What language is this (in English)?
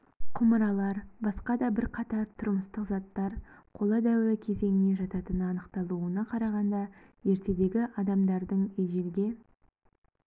Kazakh